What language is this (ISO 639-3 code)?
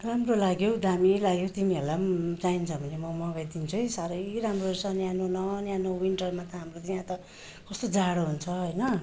nep